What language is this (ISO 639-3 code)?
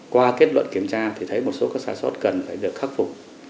vie